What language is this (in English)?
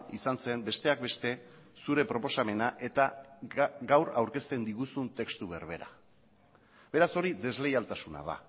Basque